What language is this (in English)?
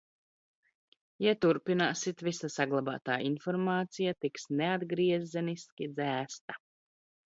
Latvian